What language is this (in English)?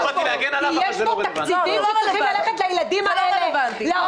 Hebrew